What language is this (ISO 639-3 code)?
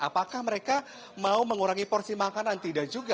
ind